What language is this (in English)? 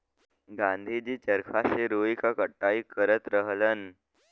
Bhojpuri